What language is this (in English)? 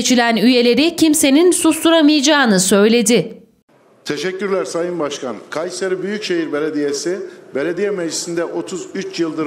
Turkish